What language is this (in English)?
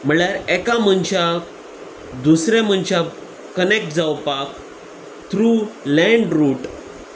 Konkani